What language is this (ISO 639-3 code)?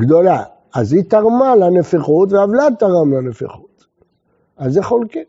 heb